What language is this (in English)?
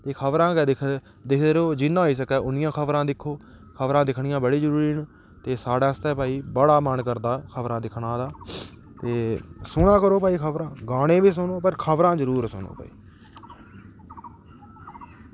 Dogri